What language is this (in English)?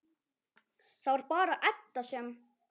Icelandic